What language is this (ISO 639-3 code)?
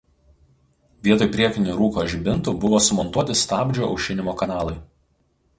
lit